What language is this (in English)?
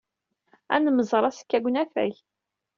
Kabyle